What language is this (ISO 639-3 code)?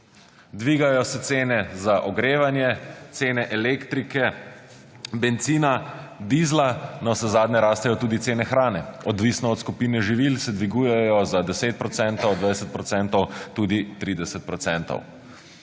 slv